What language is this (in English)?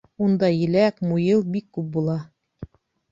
Bashkir